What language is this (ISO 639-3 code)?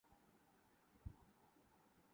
urd